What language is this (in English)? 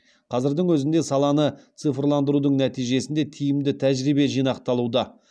Kazakh